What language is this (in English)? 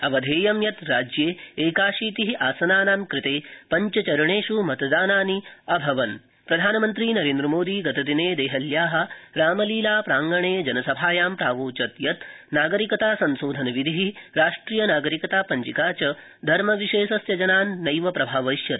Sanskrit